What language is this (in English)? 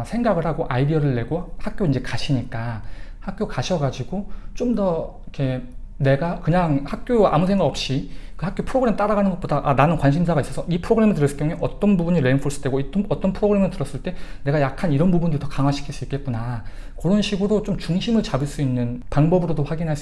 Korean